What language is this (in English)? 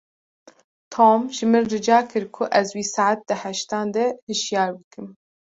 Kurdish